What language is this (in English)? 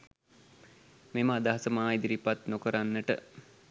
Sinhala